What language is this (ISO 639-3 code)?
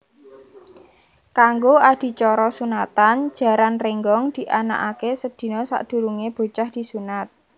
jav